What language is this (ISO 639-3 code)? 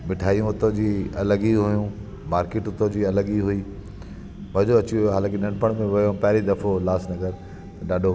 snd